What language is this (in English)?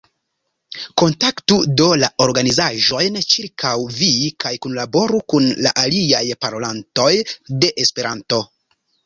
Esperanto